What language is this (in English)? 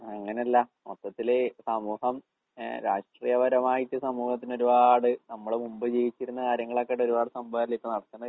Malayalam